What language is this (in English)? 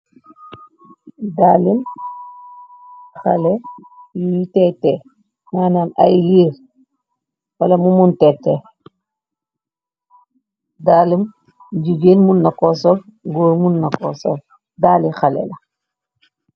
Wolof